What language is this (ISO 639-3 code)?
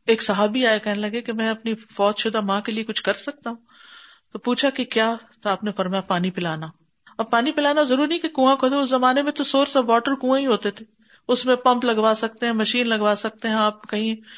urd